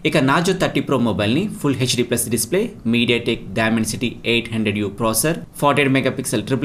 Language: Telugu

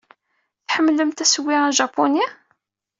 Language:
Kabyle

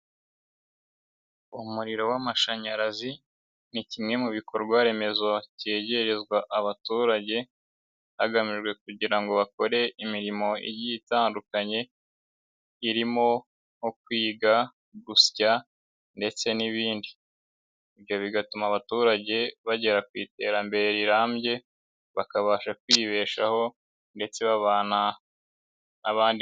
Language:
Kinyarwanda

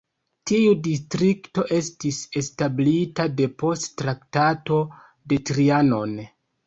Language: Esperanto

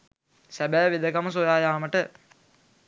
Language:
Sinhala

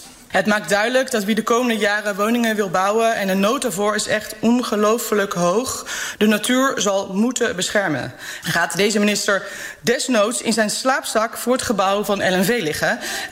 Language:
Dutch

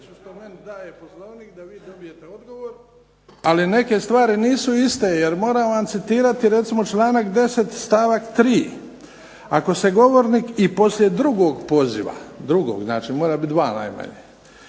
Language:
Croatian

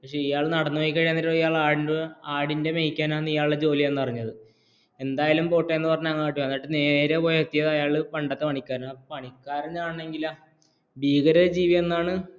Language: Malayalam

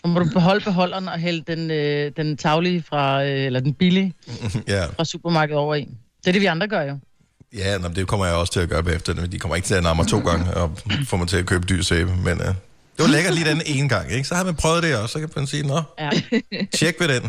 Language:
Danish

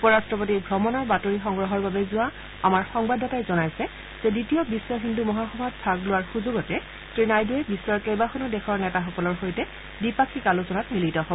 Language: Assamese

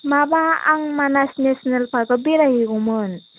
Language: Bodo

